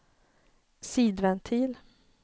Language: Swedish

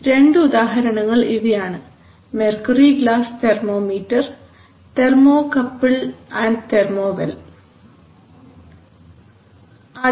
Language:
Malayalam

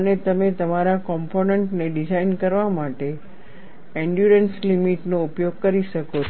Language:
Gujarati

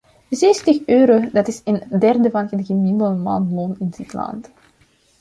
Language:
Dutch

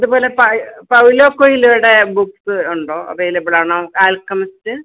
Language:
Malayalam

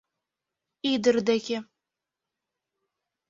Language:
Mari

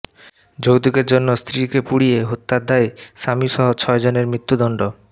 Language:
Bangla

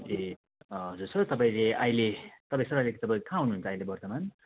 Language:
Nepali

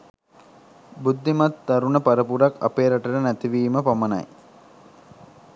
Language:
Sinhala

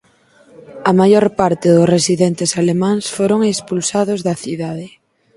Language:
Galician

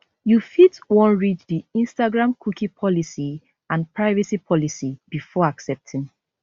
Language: Nigerian Pidgin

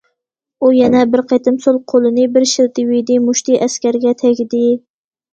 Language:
Uyghur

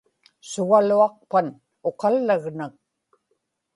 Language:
Inupiaq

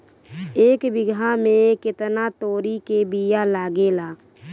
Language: Bhojpuri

